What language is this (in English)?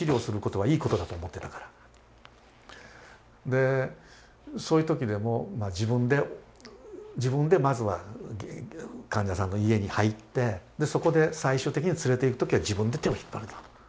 Japanese